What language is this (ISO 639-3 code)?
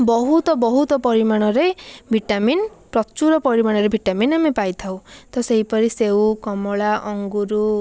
ori